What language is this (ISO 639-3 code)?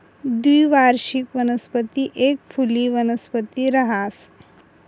mar